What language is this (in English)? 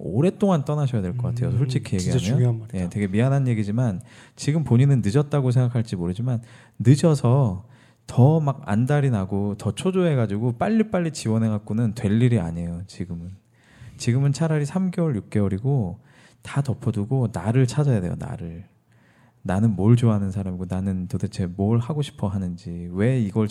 Korean